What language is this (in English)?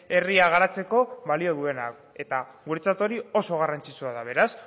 Basque